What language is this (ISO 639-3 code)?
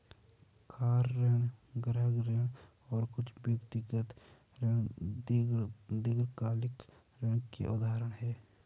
hin